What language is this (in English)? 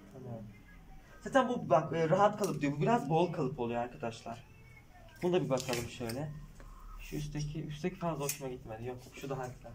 Turkish